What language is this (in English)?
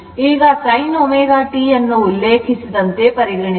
Kannada